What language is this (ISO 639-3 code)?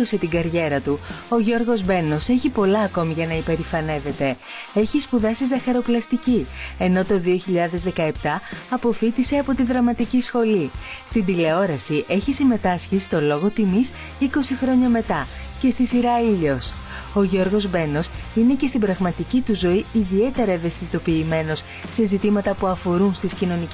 ell